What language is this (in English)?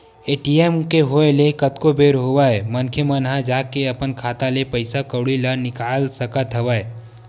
Chhattisgarhi